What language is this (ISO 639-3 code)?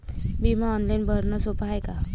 mar